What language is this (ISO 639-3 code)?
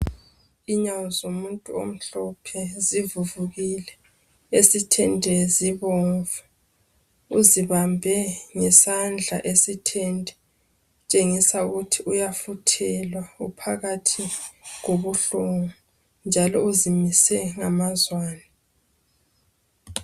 nde